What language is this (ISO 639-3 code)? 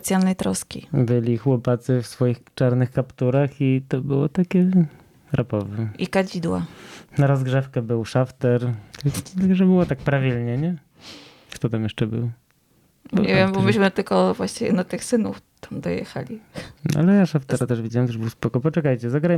pol